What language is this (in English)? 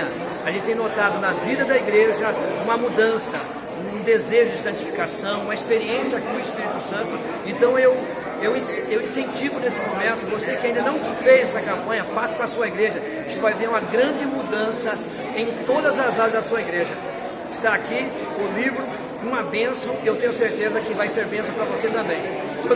Portuguese